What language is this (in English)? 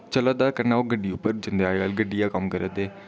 Dogri